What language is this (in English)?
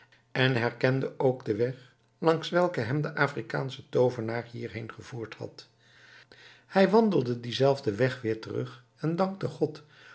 Dutch